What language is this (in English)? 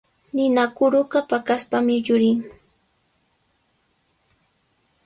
Sihuas Ancash Quechua